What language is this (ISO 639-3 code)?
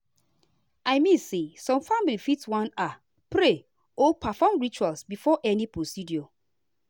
pcm